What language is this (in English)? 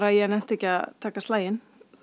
Icelandic